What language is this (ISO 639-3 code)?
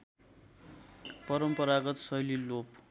nep